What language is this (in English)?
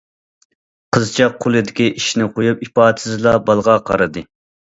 Uyghur